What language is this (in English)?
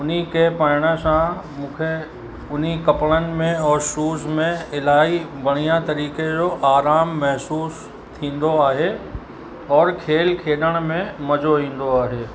Sindhi